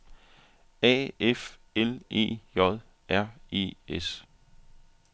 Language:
Danish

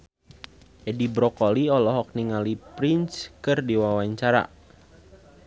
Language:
Sundanese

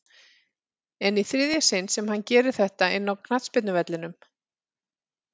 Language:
Icelandic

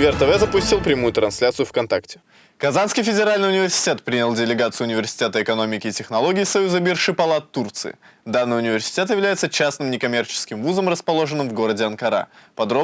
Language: Russian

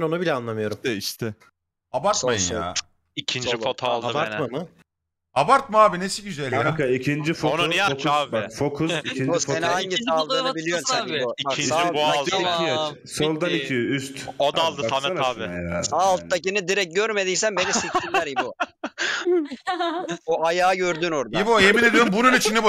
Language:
Turkish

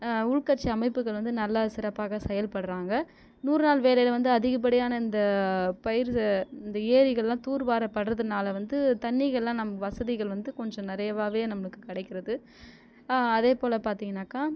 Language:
Tamil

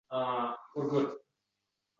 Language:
Uzbek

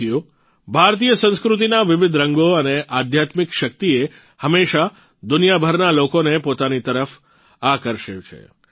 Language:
Gujarati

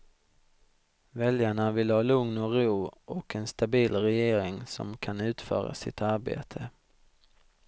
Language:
Swedish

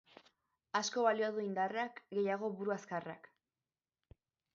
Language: Basque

